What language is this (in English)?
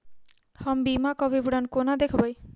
Maithili